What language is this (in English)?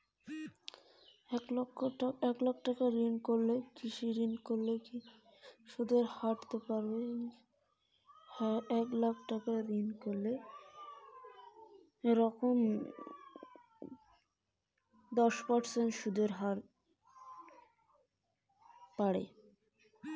Bangla